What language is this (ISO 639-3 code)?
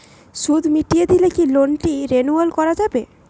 ben